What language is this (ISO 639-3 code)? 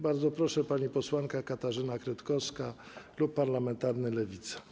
pol